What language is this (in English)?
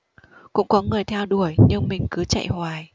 Vietnamese